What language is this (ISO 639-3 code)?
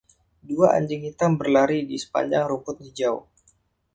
ind